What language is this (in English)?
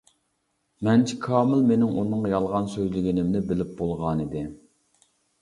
Uyghur